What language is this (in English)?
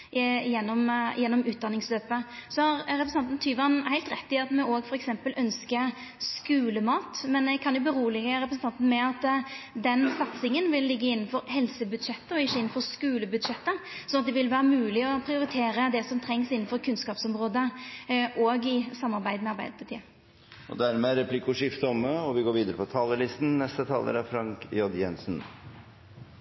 Norwegian Nynorsk